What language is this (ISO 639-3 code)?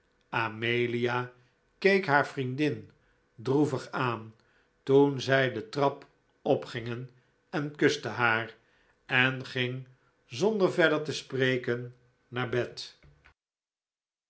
nld